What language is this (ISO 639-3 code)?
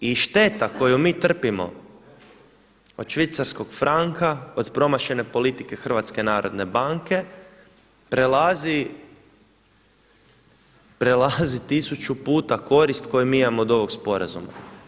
hrv